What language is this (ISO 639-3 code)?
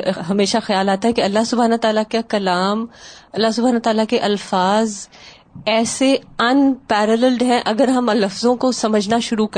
urd